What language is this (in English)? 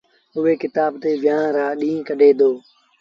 Sindhi Bhil